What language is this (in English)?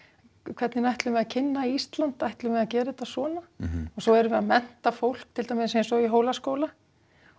Icelandic